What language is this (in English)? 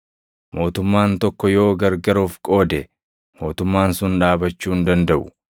Oromo